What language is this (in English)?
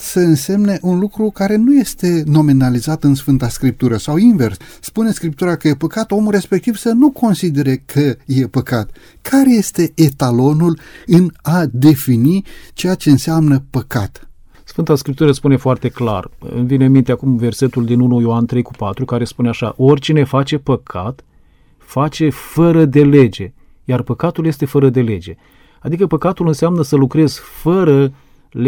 Romanian